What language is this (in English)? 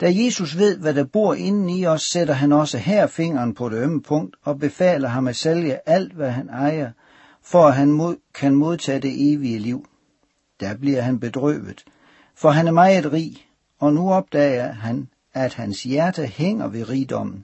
Danish